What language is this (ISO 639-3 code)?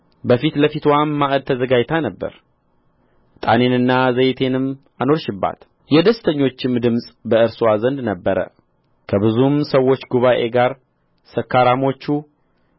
amh